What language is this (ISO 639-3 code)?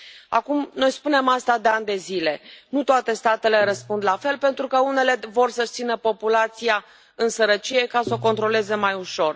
ron